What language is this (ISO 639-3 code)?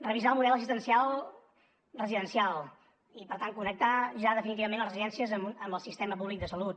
cat